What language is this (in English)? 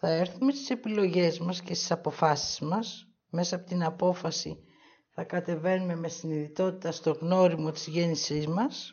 Greek